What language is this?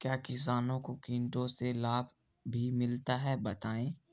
Hindi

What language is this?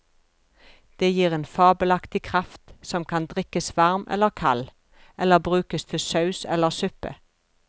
Norwegian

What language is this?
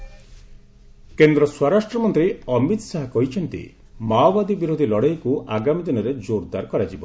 Odia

